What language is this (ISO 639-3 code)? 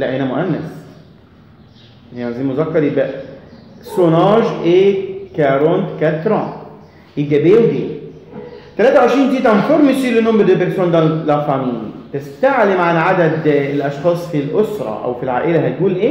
ara